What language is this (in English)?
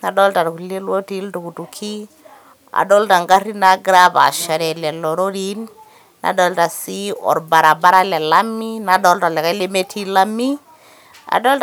Masai